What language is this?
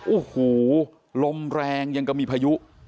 Thai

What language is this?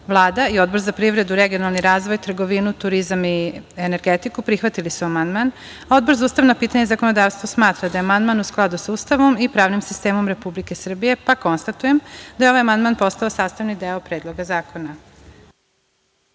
Serbian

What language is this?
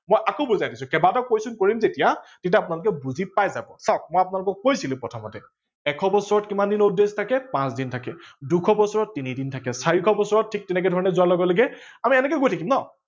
Assamese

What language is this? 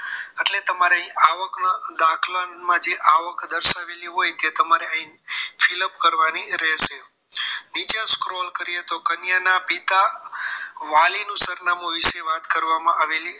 Gujarati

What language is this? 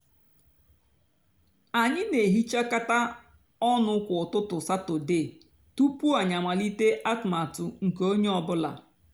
Igbo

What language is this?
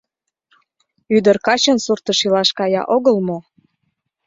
Mari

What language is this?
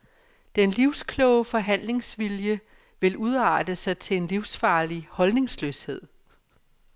Danish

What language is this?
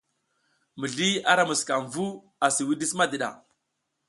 South Giziga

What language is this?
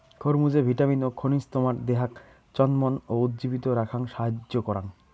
Bangla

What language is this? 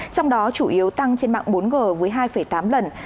Vietnamese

